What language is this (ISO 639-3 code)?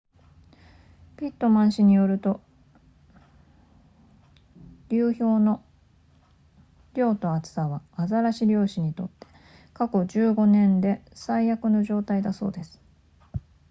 jpn